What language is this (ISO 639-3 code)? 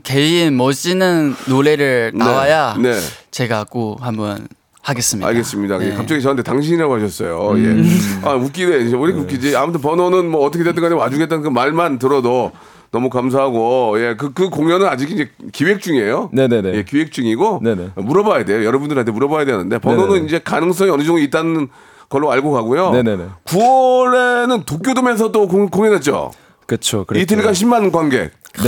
kor